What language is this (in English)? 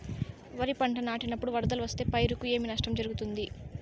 Telugu